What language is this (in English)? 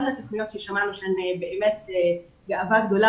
Hebrew